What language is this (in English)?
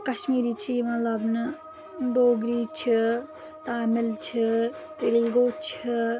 Kashmiri